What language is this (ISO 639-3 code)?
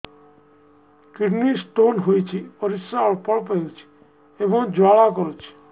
ori